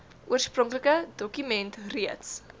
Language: Afrikaans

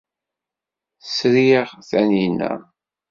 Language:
Kabyle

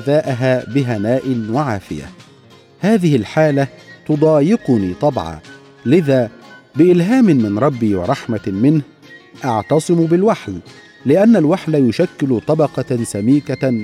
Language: Arabic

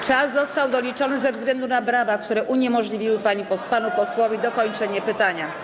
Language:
Polish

